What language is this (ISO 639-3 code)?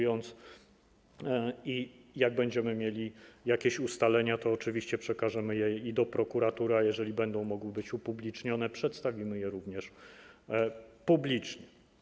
pol